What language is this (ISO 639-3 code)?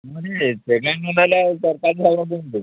ori